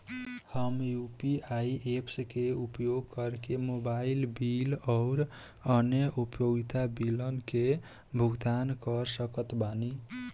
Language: Bhojpuri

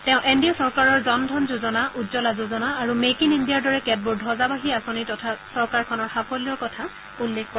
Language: Assamese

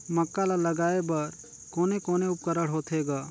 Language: Chhattisgarhi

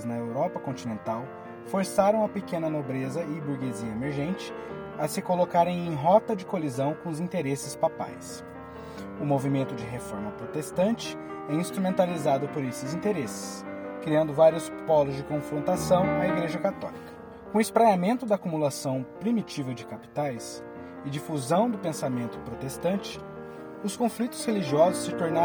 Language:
Portuguese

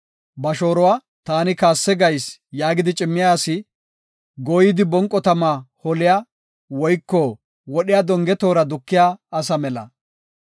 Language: Gofa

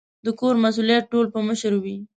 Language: Pashto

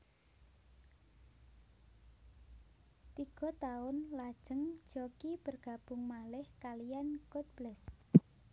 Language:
Javanese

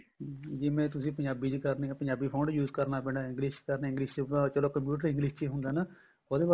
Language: Punjabi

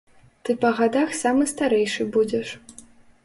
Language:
Belarusian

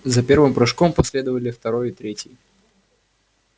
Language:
Russian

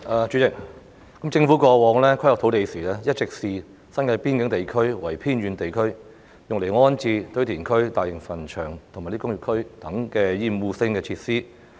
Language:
Cantonese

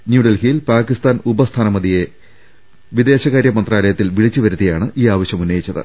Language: Malayalam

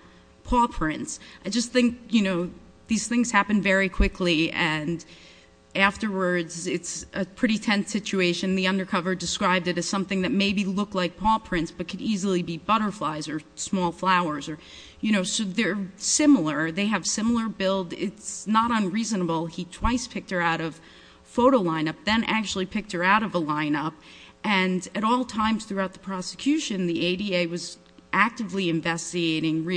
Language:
English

